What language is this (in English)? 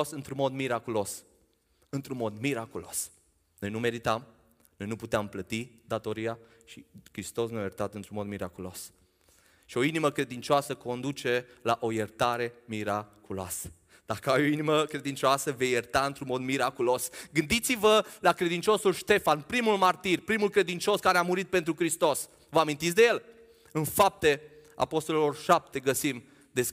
Romanian